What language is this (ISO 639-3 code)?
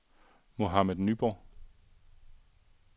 dan